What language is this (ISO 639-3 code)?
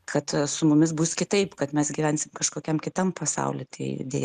lit